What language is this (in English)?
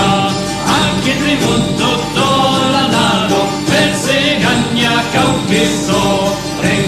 Romanian